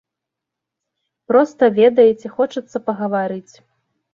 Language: Belarusian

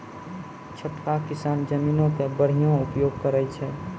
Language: Maithili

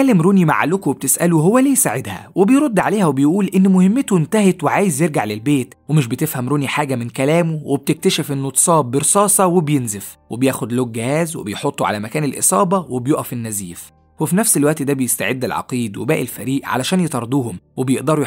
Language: Arabic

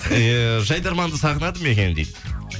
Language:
Kazakh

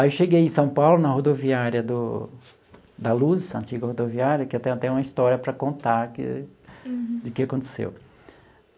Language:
Portuguese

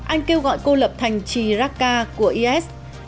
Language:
Vietnamese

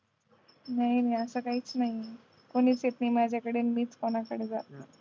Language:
Marathi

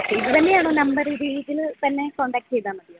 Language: Malayalam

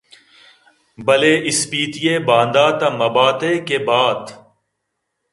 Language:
Eastern Balochi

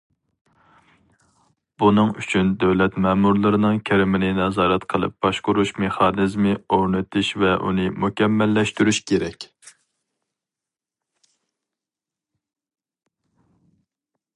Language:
Uyghur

